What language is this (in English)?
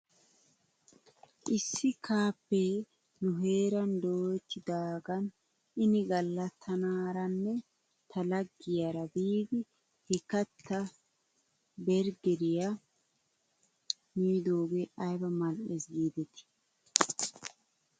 Wolaytta